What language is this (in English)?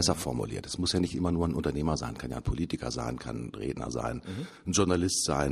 German